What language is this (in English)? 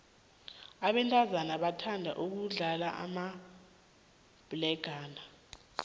South Ndebele